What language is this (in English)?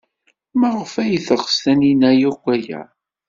Kabyle